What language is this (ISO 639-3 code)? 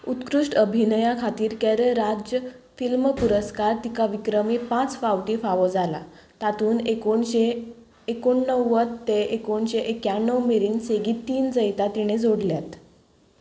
kok